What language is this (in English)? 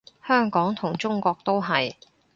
Cantonese